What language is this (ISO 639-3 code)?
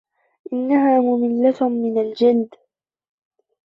ara